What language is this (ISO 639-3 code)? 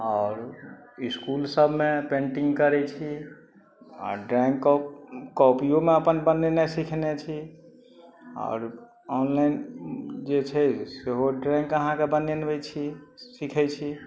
mai